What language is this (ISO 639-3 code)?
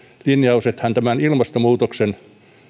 fin